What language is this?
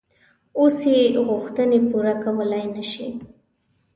Pashto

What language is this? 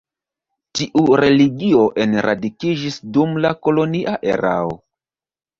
Esperanto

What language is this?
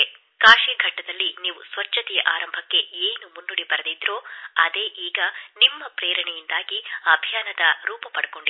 Kannada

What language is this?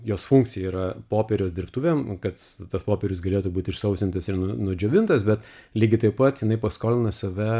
Lithuanian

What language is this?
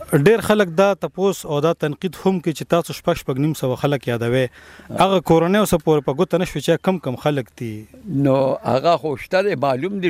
Urdu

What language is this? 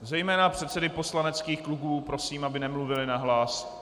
Czech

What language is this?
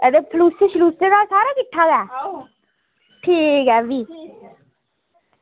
Dogri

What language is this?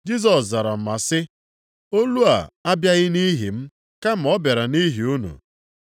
Igbo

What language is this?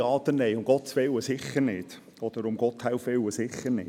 Swiss German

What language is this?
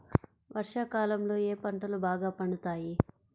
Telugu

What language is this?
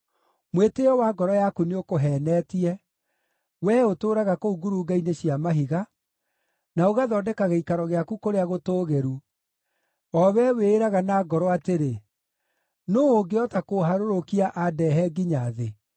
Kikuyu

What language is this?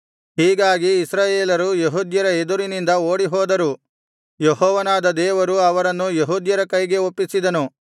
Kannada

